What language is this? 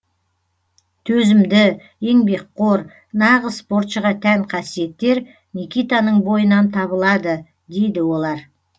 Kazakh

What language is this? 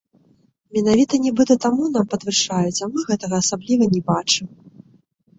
Belarusian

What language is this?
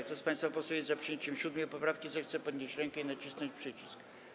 Polish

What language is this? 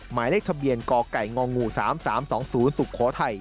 Thai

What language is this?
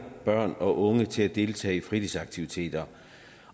Danish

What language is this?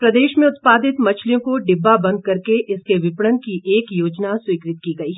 Hindi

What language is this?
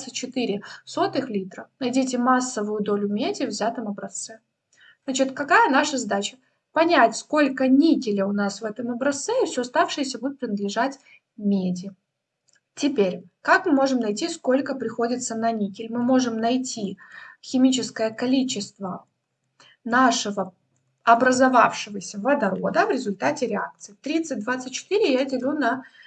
Russian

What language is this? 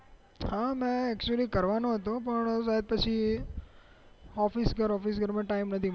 Gujarati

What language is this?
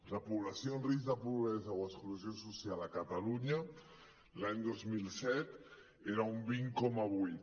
Catalan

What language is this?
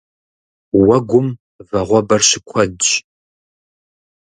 Kabardian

